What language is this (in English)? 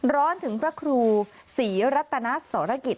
Thai